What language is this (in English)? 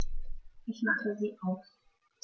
German